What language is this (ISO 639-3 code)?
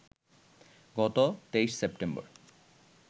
ben